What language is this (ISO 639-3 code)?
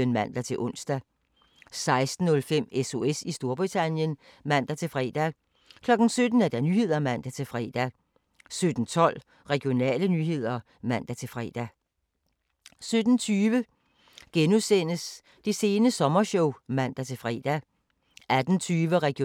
dan